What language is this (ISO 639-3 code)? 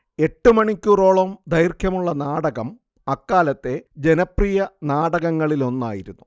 mal